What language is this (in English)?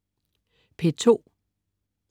Danish